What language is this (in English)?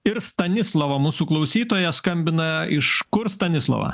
Lithuanian